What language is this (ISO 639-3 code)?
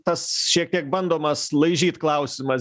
lit